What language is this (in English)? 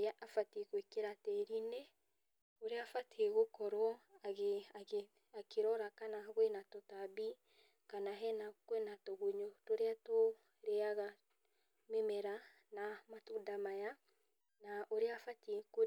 Kikuyu